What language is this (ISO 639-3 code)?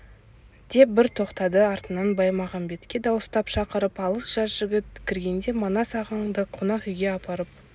kaz